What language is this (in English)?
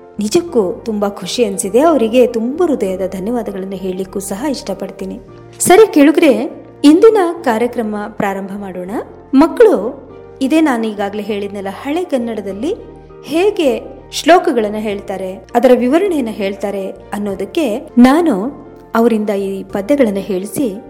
Kannada